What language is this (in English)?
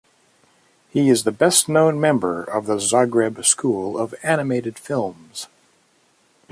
English